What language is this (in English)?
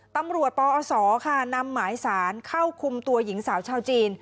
Thai